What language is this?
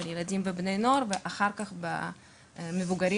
Hebrew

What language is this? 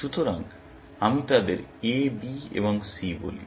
Bangla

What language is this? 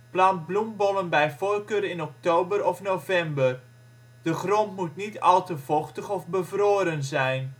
Dutch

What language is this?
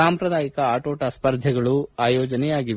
Kannada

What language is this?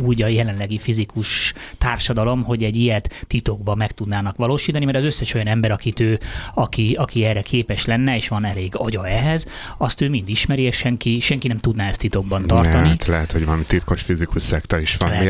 Hungarian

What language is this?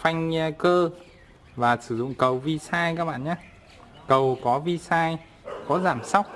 Vietnamese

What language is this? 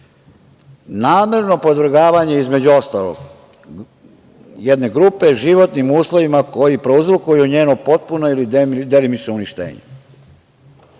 Serbian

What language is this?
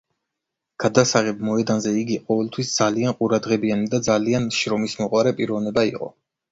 Georgian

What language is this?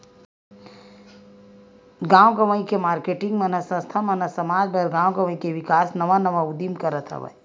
Chhattisgarhi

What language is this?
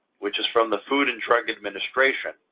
English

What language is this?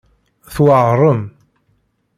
Kabyle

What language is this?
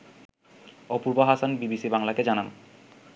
Bangla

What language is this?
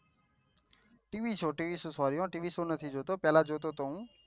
Gujarati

